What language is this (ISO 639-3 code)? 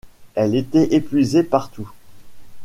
fra